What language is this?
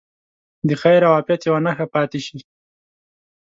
Pashto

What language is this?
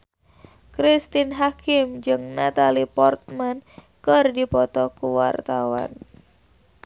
Sundanese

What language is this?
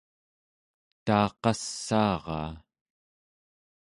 Central Yupik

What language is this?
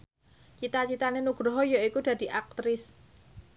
Javanese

